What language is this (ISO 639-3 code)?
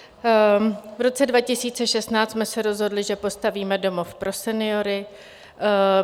ces